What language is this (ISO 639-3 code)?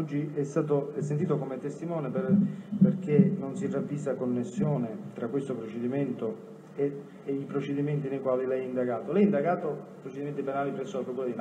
ita